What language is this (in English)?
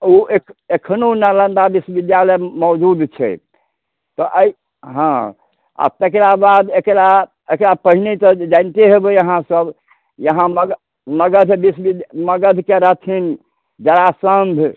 Maithili